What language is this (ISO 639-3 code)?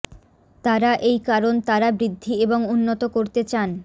ben